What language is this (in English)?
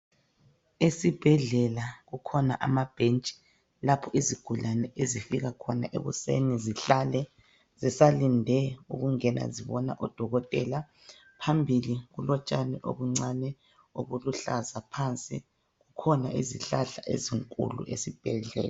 North Ndebele